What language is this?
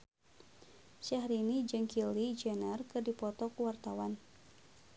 Sundanese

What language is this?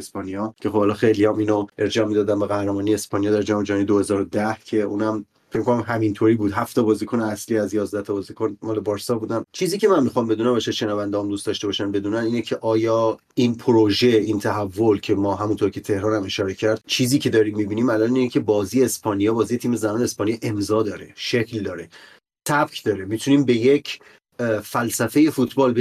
Persian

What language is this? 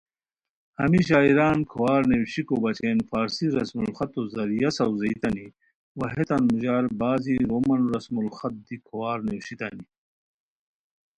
Khowar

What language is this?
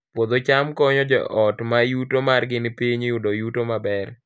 Luo (Kenya and Tanzania)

